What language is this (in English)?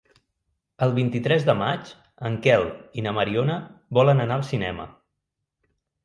Catalan